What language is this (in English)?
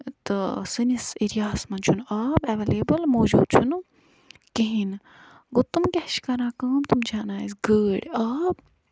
Kashmiri